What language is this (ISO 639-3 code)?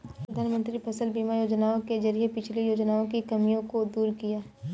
hin